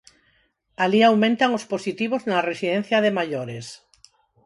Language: Galician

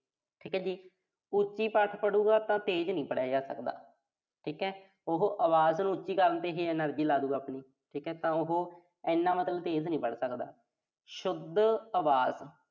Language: Punjabi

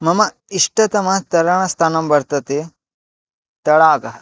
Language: Sanskrit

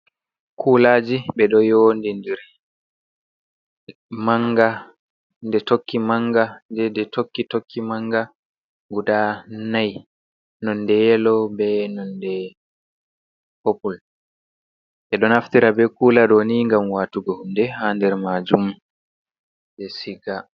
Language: Fula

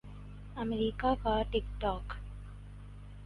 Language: Urdu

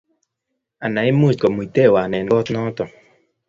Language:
Kalenjin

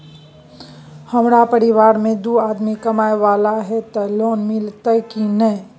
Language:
Maithili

